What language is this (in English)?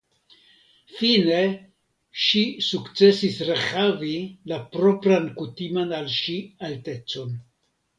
Esperanto